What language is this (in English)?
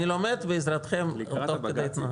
Hebrew